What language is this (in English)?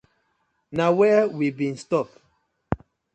Nigerian Pidgin